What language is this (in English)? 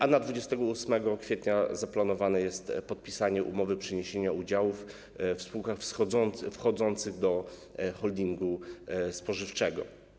Polish